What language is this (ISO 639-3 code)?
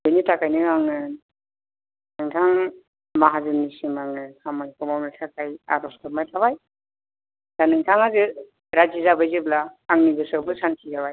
brx